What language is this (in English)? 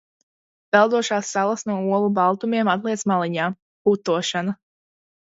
Latvian